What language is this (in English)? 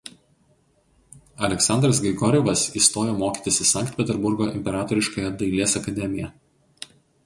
Lithuanian